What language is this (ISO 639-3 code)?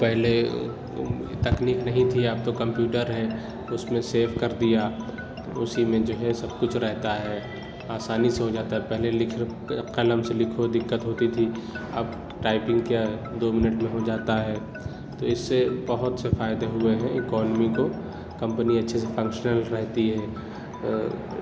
urd